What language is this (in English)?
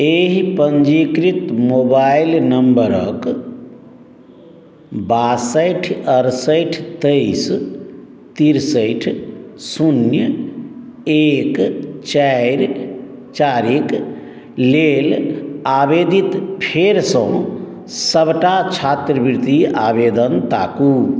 Maithili